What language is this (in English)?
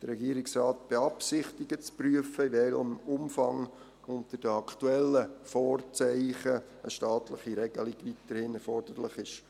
Swiss German